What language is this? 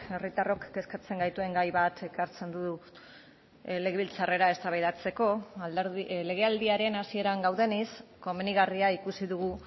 Basque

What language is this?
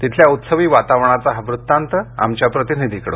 Marathi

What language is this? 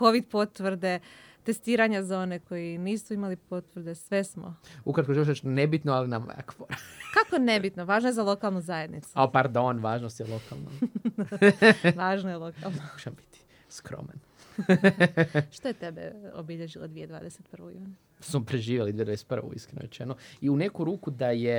Croatian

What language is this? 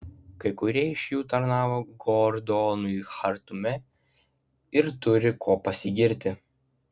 Lithuanian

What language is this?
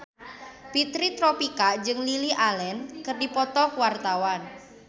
Sundanese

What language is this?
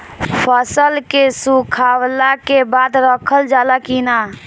Bhojpuri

